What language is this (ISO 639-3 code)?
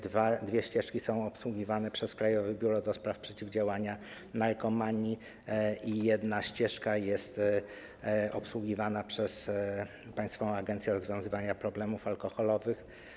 pol